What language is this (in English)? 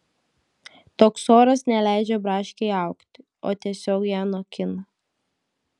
Lithuanian